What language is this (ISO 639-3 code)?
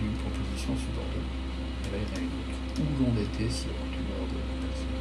fra